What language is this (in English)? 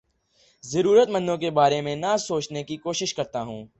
Urdu